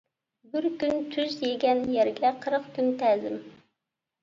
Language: Uyghur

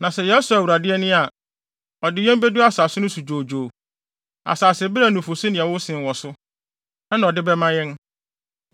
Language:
Akan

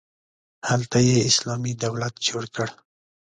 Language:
Pashto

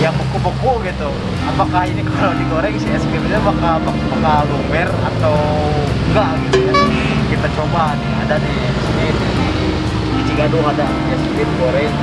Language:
Indonesian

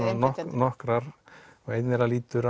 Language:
Icelandic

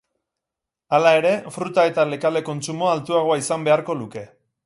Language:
Basque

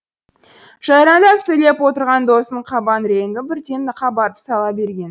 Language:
Kazakh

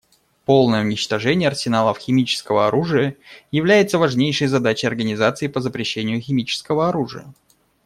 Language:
Russian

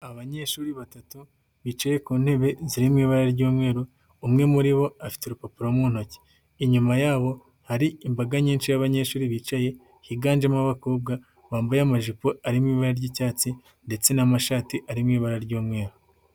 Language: Kinyarwanda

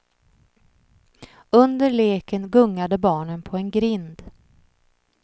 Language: Swedish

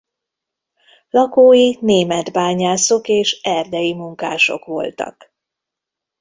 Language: Hungarian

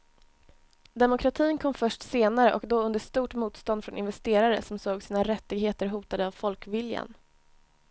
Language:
Swedish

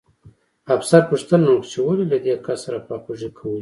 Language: Pashto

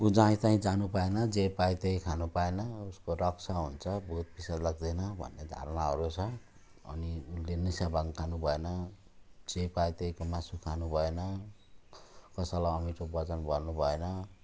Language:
Nepali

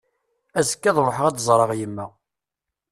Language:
Kabyle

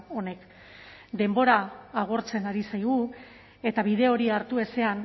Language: Basque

